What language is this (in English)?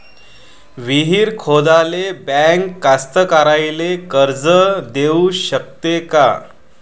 Marathi